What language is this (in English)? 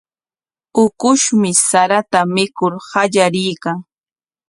Corongo Ancash Quechua